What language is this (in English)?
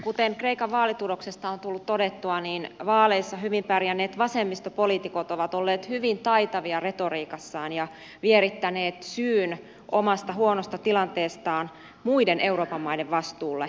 Finnish